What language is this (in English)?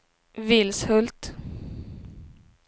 Swedish